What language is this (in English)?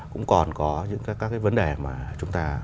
Vietnamese